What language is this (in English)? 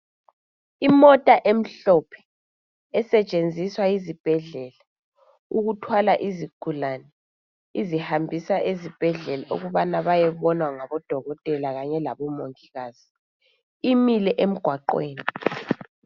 North Ndebele